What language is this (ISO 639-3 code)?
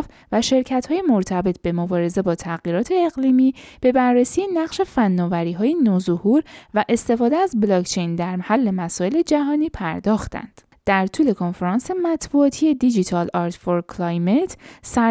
fas